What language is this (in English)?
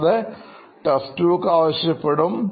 Malayalam